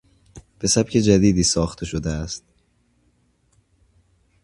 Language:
Persian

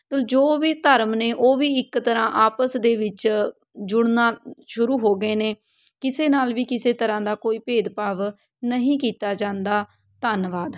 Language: Punjabi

